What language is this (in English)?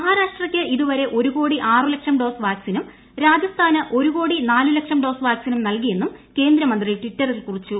Malayalam